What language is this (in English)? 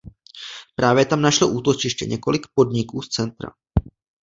Czech